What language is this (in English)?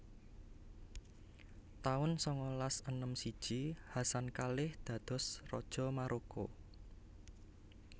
Javanese